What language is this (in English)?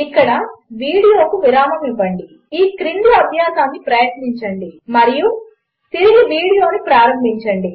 Telugu